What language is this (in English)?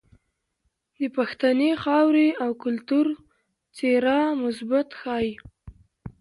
Pashto